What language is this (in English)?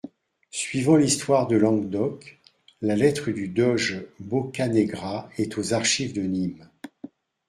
French